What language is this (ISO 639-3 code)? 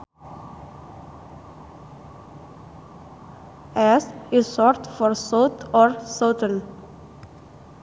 sun